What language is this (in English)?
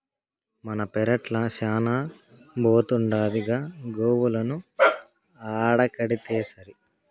Telugu